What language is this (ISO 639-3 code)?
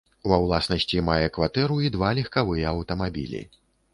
bel